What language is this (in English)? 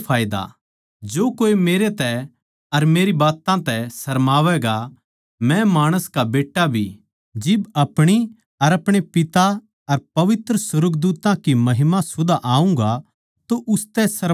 Haryanvi